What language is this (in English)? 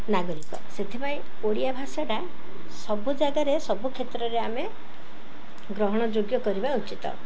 Odia